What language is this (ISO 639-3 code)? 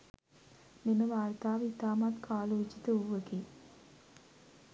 sin